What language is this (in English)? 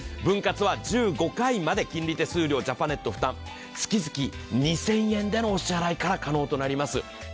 Japanese